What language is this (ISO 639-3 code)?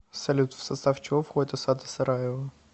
rus